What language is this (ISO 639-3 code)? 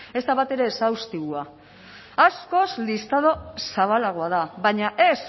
eus